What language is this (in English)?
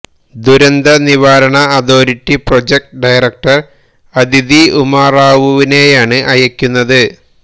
Malayalam